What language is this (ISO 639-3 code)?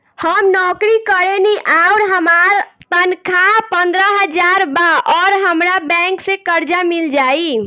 bho